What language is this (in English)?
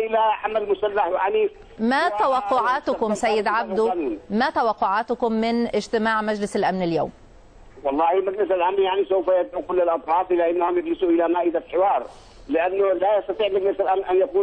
Arabic